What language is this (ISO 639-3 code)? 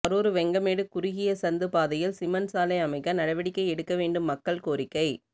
tam